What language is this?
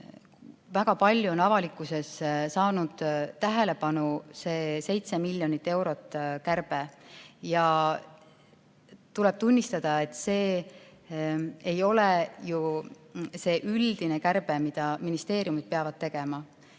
Estonian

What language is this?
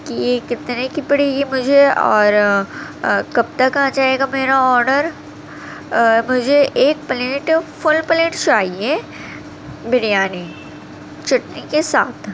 Urdu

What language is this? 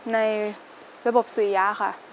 Thai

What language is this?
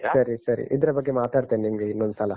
Kannada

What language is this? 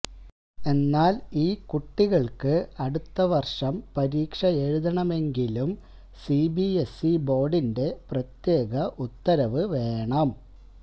Malayalam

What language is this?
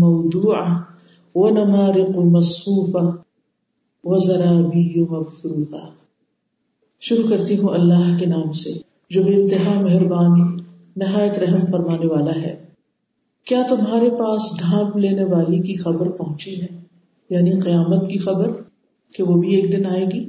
Urdu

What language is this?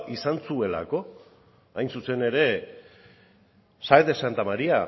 Basque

